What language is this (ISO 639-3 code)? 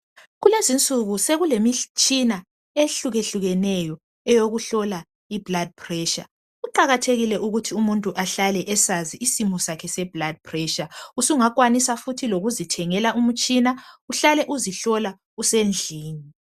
nde